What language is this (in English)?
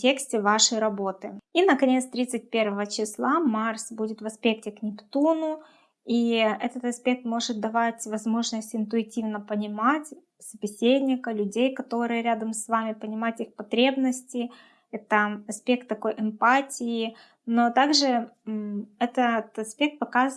Russian